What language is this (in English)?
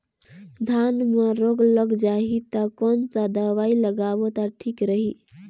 Chhattisgarhi